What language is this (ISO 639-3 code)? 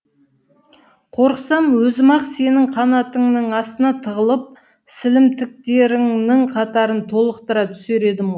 kaz